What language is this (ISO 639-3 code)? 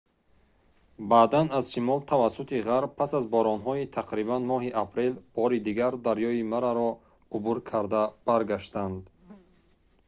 tgk